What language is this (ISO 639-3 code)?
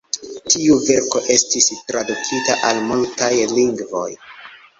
epo